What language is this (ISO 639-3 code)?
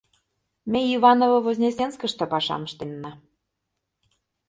chm